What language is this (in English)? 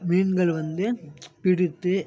Tamil